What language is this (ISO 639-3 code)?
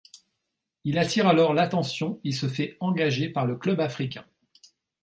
fra